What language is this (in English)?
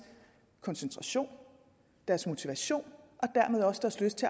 Danish